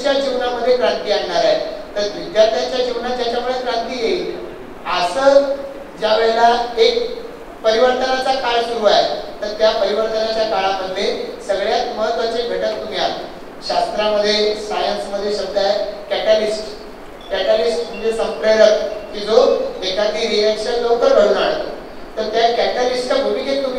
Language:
Marathi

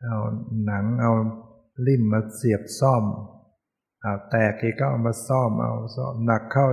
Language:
Thai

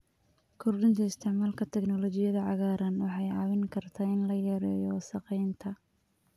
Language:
Somali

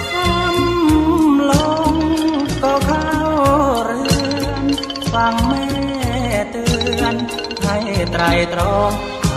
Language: Thai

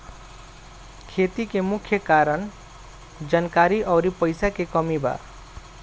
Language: Bhojpuri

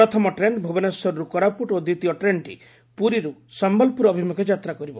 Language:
Odia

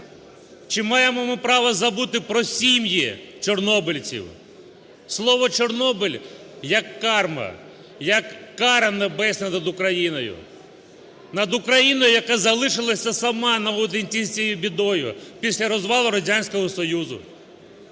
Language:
Ukrainian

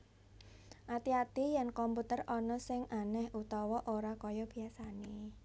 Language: Javanese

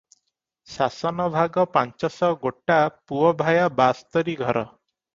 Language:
Odia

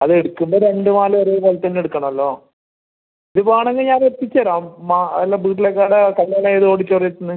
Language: Malayalam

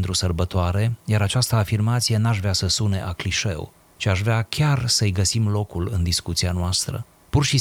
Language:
Romanian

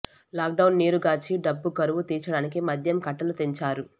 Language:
Telugu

